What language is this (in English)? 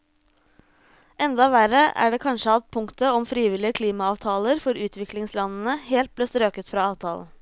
Norwegian